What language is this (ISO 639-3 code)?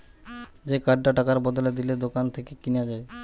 ben